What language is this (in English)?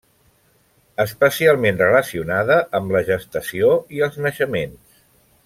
Catalan